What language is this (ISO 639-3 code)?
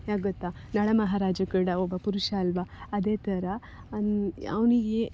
kan